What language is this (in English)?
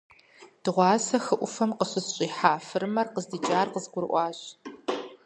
Kabardian